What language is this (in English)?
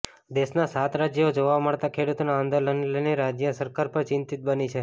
Gujarati